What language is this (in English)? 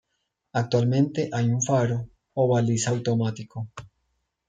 Spanish